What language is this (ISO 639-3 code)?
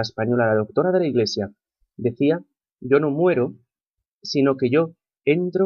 spa